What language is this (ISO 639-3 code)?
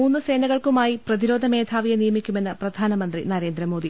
mal